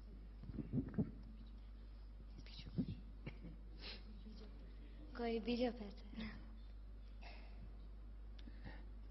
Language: Gujarati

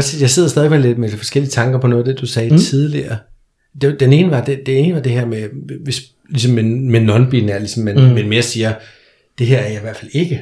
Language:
Danish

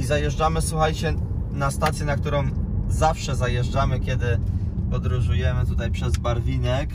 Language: Polish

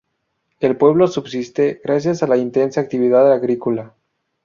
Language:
Spanish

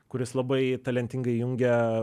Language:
Lithuanian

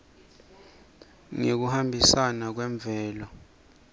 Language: Swati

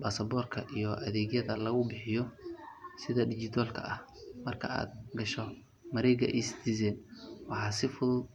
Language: Somali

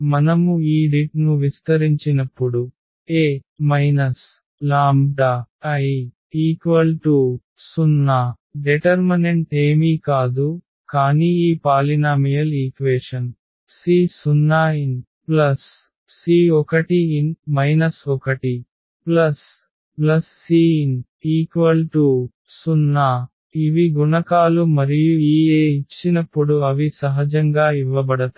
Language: Telugu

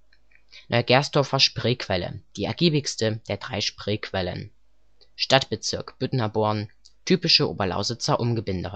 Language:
German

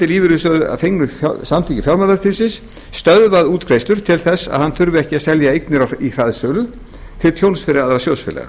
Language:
Icelandic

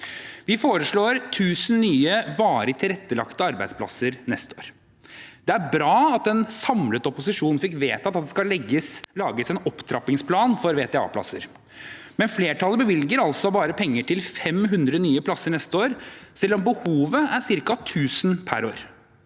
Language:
Norwegian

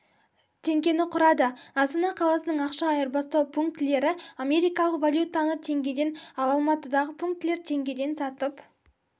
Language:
Kazakh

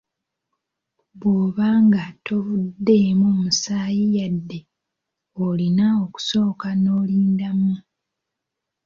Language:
Ganda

